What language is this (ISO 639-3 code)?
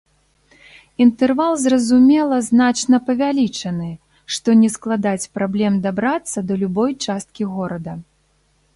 bel